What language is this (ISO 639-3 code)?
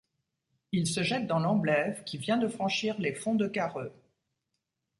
fra